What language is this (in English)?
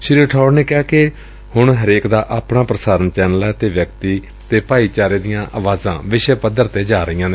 Punjabi